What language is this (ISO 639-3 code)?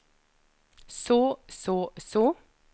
nor